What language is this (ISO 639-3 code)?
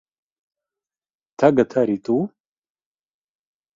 lav